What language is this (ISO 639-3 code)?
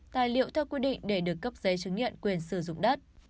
vie